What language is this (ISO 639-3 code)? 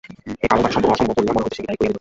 ben